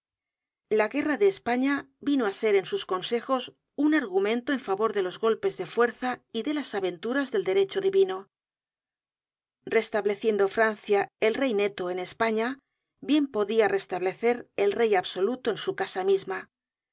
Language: Spanish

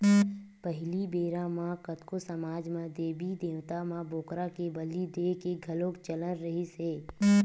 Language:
Chhattisgarhi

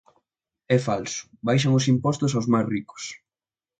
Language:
Galician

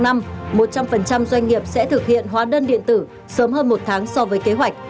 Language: Vietnamese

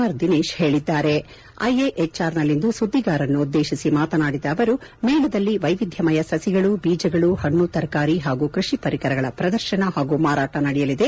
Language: Kannada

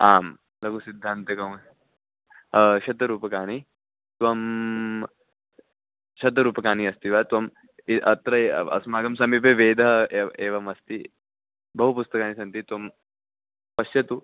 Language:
Sanskrit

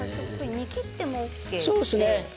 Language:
Japanese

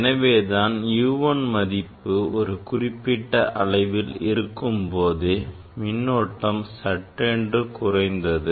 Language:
Tamil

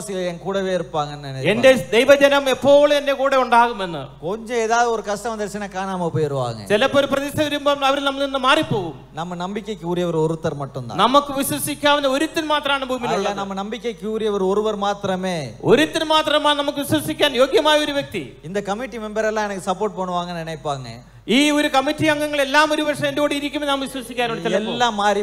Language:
Arabic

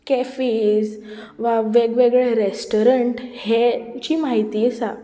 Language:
Konkani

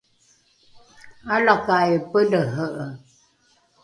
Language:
Rukai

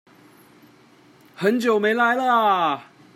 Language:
Chinese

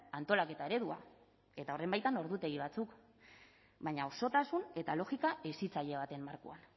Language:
Basque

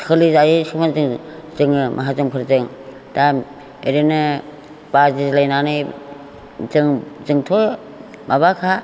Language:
Bodo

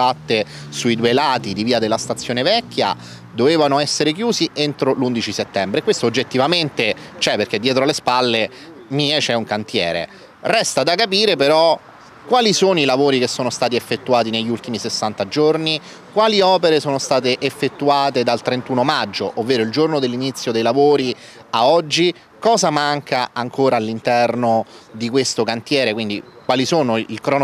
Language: Italian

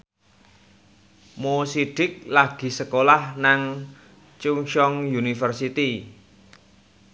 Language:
Javanese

